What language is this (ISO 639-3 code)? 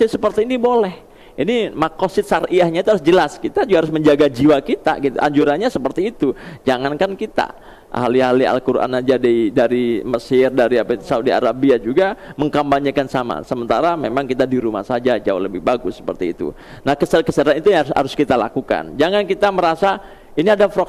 ind